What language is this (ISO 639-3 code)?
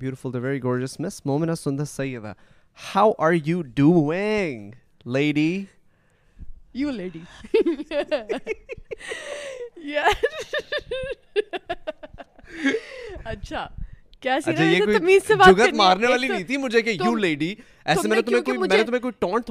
urd